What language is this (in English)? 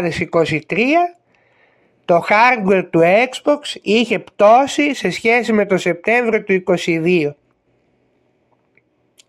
Greek